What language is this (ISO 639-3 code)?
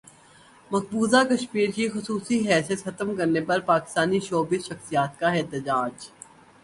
urd